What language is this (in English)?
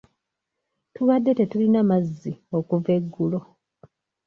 Ganda